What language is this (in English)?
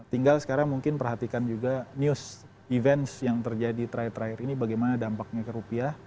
Indonesian